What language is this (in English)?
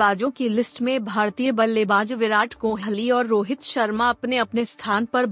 Hindi